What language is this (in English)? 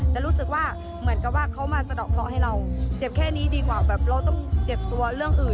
Thai